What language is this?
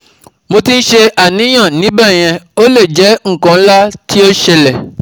Yoruba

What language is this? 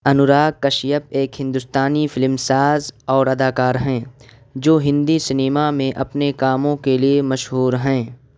Urdu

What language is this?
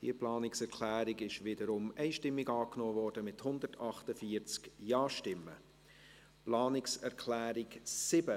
Swiss German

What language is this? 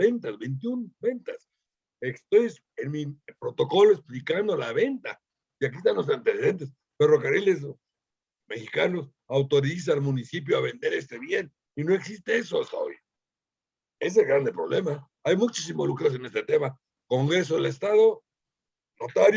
Spanish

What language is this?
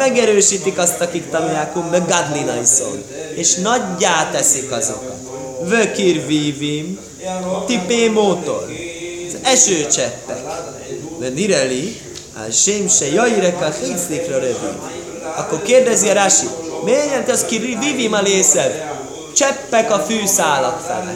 Hungarian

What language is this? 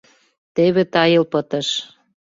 Mari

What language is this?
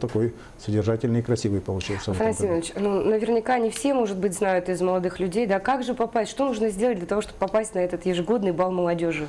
Russian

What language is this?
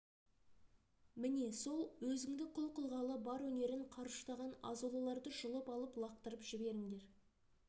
Kazakh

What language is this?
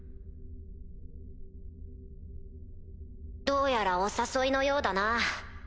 Japanese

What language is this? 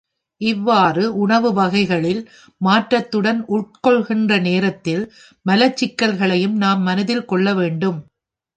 Tamil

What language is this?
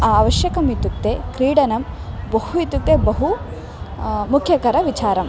Sanskrit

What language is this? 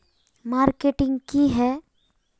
Magahi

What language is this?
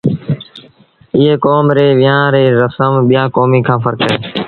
Sindhi Bhil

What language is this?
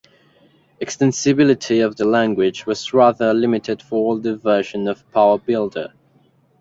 English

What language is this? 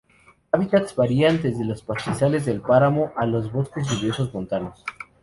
Spanish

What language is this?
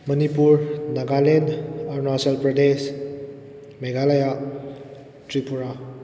Manipuri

